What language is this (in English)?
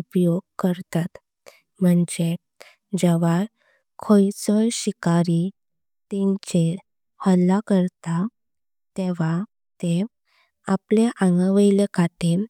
Konkani